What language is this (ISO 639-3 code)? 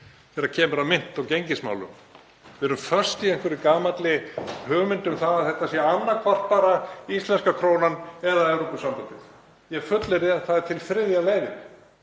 isl